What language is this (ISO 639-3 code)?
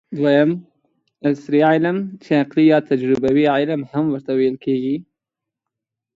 pus